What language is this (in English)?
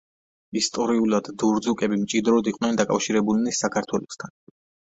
Georgian